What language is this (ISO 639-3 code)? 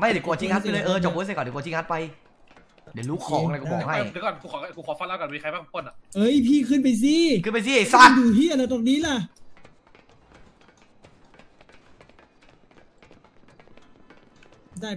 tha